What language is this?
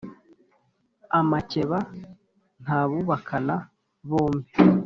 Kinyarwanda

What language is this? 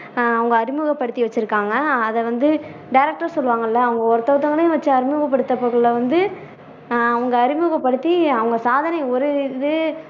Tamil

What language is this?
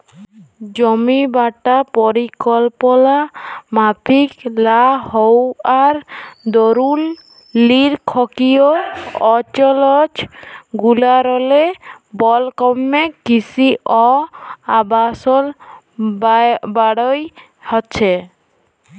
Bangla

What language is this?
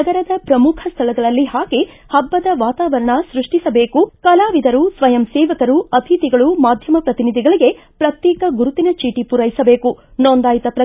Kannada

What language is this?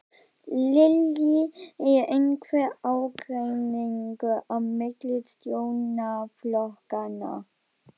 Icelandic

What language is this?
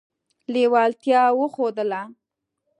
Pashto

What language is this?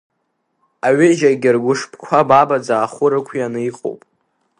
Abkhazian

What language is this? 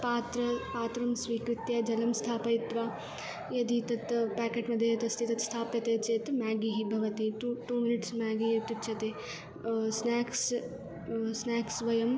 Sanskrit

